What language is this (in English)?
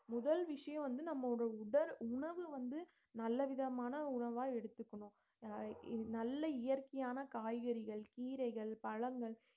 Tamil